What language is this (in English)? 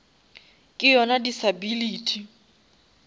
Northern Sotho